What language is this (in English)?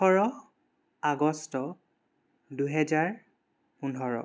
Assamese